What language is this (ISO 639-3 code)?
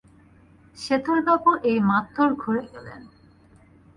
ben